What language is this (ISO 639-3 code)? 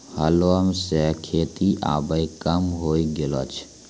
mai